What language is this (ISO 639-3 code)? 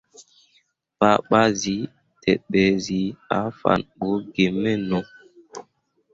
mua